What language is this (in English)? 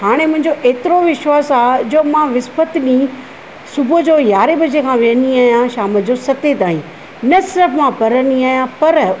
Sindhi